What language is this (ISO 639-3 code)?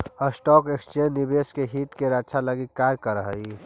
mag